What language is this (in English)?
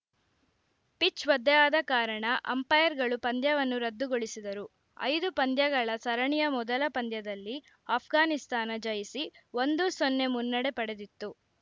Kannada